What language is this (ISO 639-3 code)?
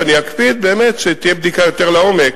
heb